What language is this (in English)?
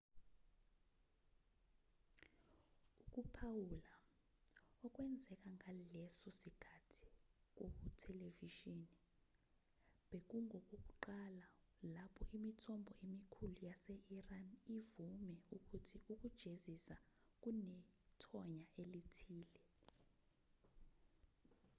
Zulu